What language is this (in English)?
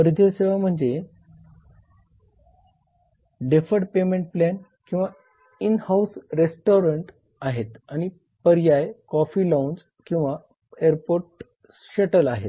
Marathi